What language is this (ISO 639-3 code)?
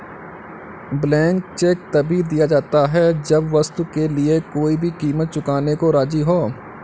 hin